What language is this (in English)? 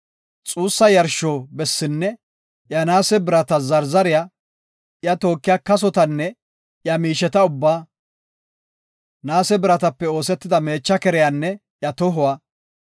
Gofa